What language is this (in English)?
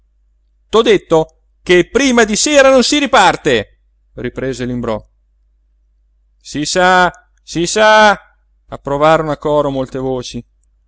Italian